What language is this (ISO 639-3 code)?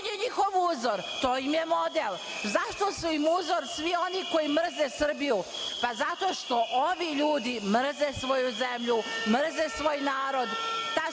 srp